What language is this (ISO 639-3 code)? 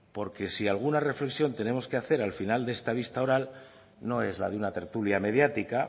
spa